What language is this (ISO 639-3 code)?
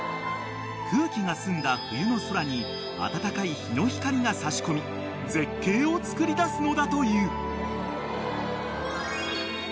jpn